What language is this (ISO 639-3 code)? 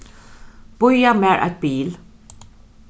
fao